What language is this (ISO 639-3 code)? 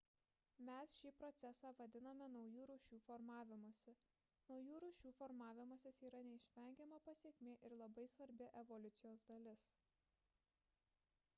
lit